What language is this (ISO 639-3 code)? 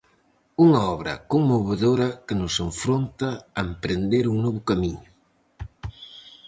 glg